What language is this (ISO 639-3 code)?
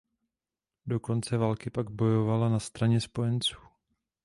ces